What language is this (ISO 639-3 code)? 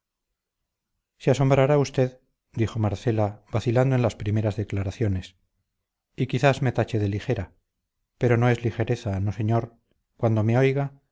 spa